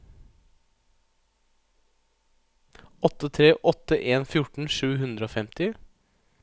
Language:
Norwegian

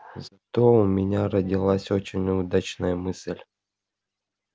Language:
Russian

